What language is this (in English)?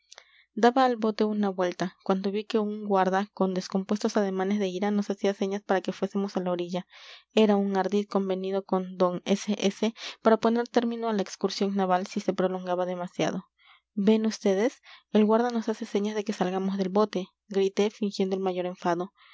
Spanish